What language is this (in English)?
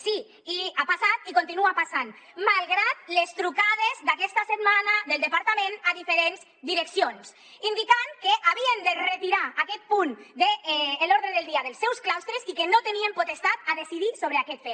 Catalan